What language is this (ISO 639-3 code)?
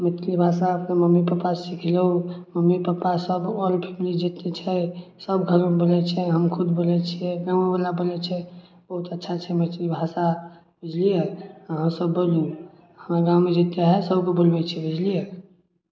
mai